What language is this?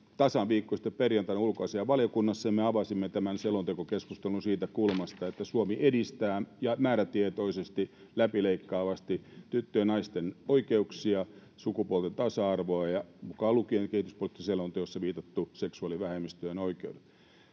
Finnish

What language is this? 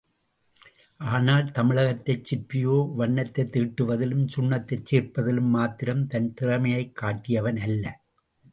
Tamil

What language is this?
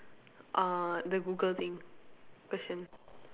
English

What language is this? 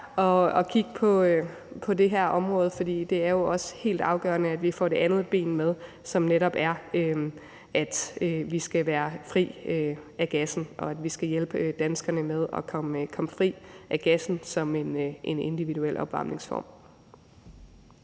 Danish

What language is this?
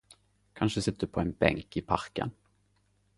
Norwegian Nynorsk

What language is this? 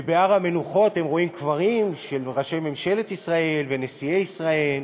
Hebrew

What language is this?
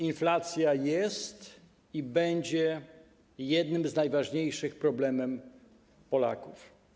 Polish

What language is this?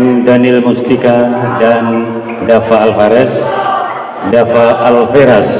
Indonesian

